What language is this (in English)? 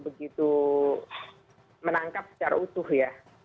Indonesian